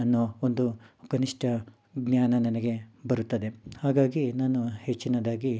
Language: Kannada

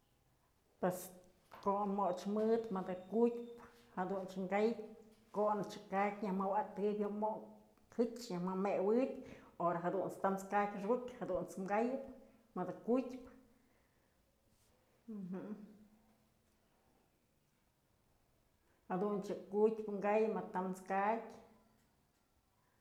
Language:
Mazatlán Mixe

